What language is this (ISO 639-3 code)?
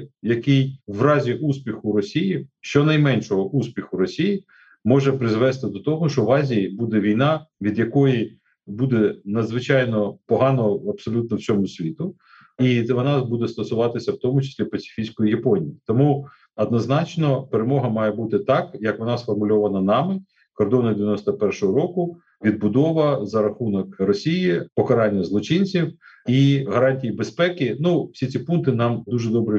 ukr